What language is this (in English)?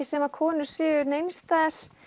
Icelandic